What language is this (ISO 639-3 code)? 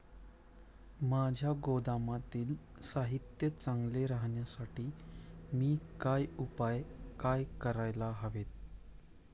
mar